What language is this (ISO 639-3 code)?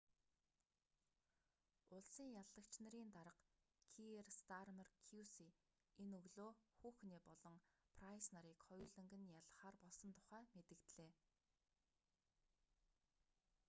mon